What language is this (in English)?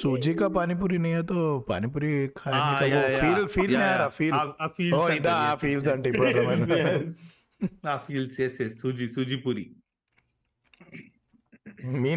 Telugu